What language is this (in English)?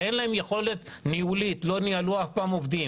Hebrew